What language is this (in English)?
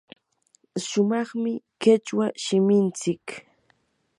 Yanahuanca Pasco Quechua